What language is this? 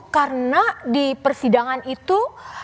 Indonesian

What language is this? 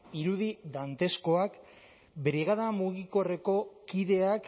Basque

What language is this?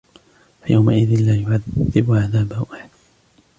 Arabic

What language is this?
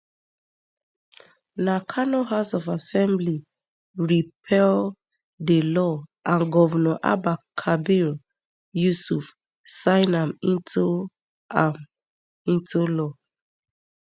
Nigerian Pidgin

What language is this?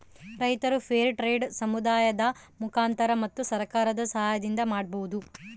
Kannada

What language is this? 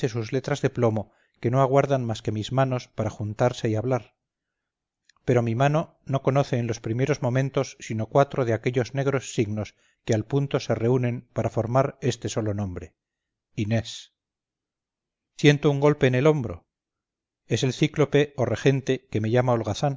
Spanish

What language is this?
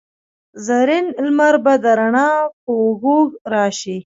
Pashto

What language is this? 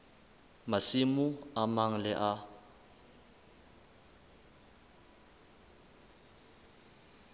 Southern Sotho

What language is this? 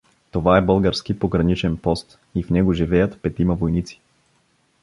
Bulgarian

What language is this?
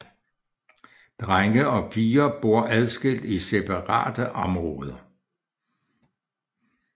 Danish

